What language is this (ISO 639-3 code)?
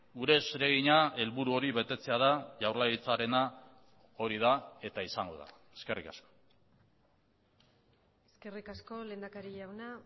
eus